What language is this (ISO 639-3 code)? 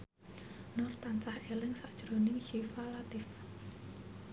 jav